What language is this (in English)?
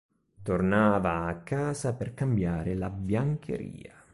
Italian